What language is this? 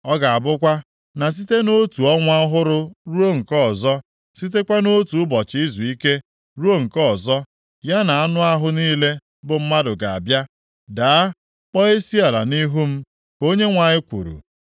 Igbo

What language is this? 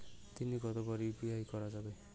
Bangla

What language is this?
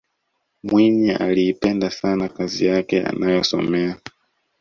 Swahili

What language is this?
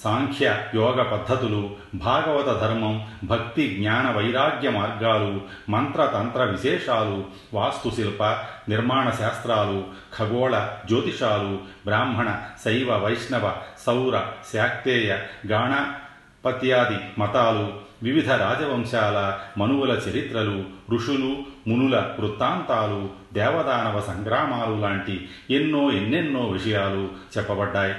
Telugu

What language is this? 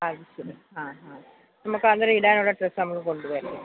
Malayalam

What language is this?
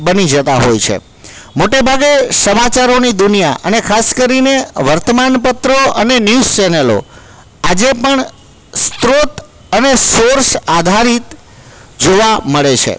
Gujarati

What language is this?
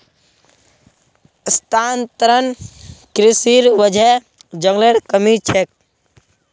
Magahi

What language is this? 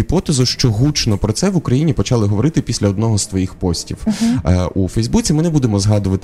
Ukrainian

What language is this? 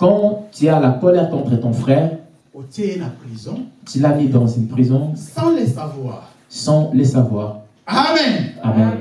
French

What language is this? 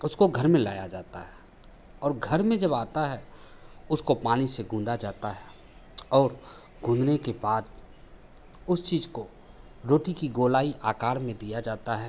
Hindi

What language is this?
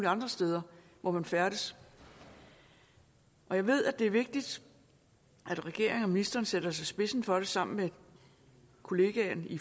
Danish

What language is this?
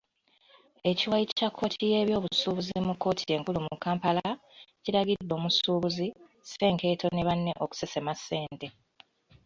Ganda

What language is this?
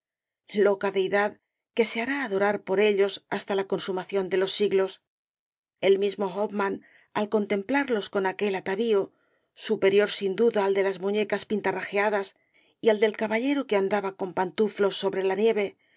Spanish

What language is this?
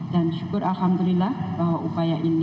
Indonesian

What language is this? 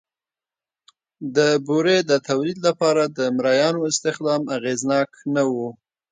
Pashto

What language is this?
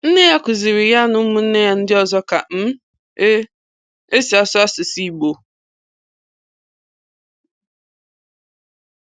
Igbo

